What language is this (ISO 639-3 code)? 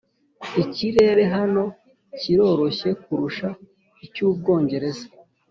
kin